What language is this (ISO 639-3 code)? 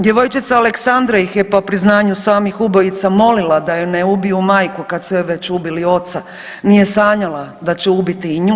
hrv